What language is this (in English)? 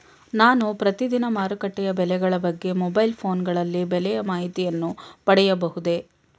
Kannada